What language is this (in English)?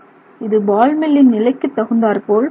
Tamil